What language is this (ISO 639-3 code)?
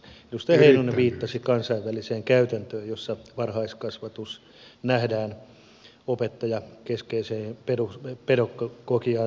fin